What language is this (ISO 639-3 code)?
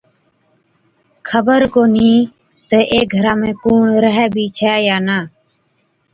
odk